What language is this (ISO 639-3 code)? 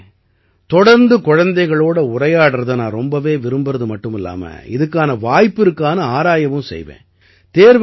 tam